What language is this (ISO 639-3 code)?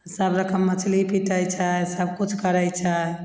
mai